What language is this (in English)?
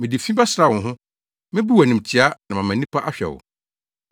Akan